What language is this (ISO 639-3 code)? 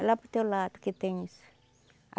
por